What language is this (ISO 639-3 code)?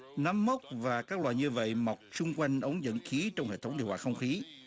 vie